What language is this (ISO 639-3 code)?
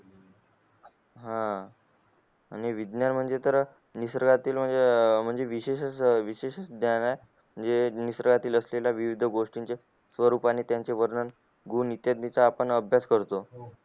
mar